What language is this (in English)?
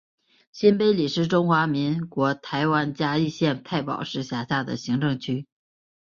Chinese